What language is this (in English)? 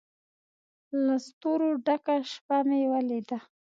Pashto